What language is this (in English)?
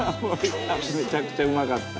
Japanese